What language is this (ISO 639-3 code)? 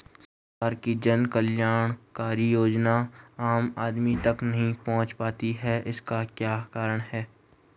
hin